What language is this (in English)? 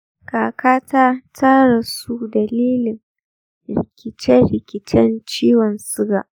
Hausa